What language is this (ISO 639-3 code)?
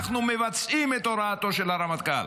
heb